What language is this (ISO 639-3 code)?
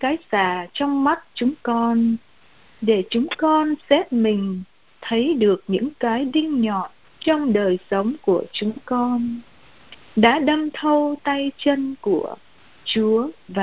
vie